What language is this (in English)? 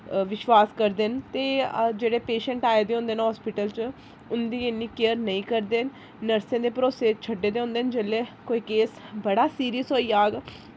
Dogri